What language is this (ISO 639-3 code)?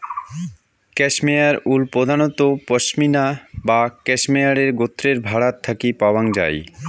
ben